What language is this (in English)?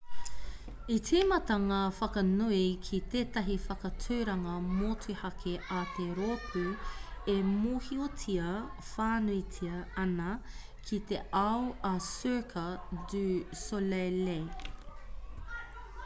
Māori